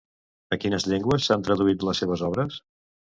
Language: Catalan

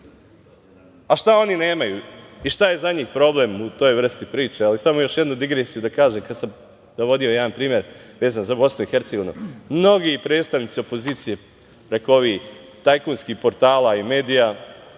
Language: Serbian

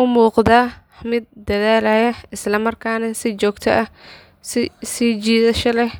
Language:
Somali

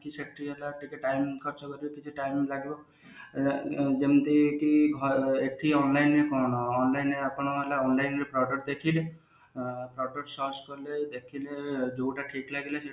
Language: Odia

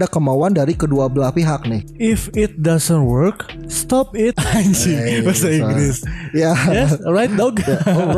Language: Indonesian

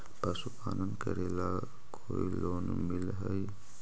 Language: Magahi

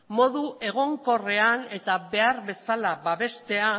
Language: Basque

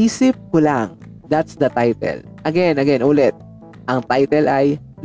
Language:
Filipino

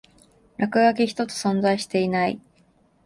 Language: Japanese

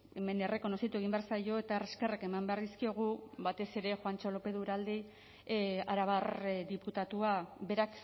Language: Basque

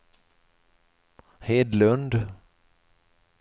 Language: Swedish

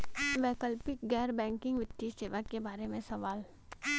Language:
Bhojpuri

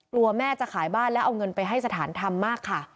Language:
Thai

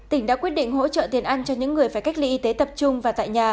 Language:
Vietnamese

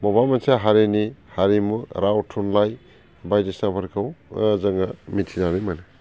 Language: Bodo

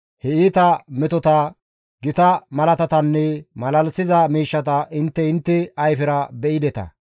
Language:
Gamo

